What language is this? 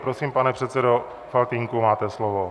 Czech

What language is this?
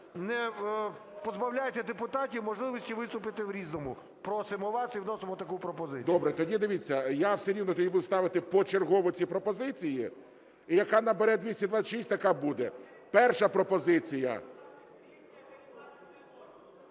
Ukrainian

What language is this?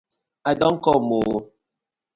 Nigerian Pidgin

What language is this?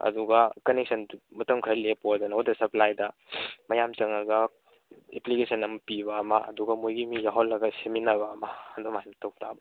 Manipuri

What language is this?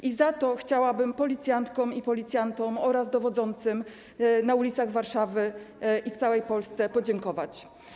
Polish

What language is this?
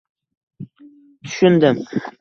Uzbek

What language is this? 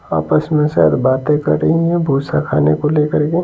Hindi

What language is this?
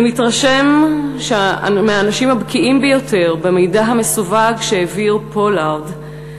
Hebrew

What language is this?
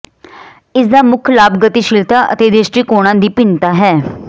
Punjabi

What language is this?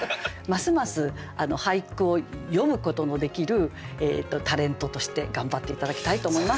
Japanese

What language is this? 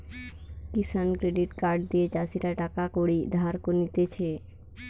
Bangla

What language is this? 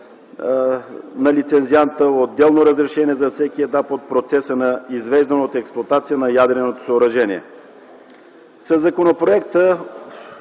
Bulgarian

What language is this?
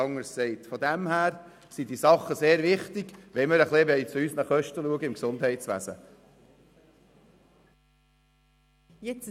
Swiss German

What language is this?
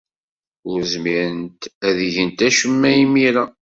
Kabyle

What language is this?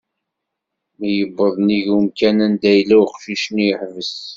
Kabyle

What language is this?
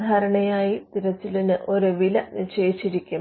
Malayalam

